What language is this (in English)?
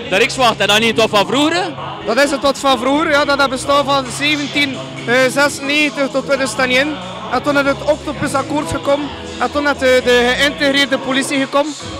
Dutch